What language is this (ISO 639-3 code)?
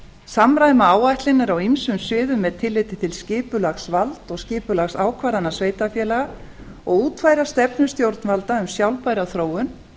isl